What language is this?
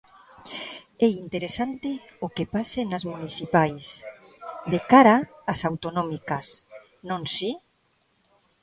Galician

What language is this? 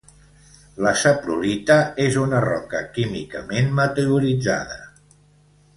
Catalan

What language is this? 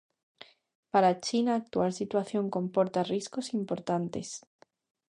Galician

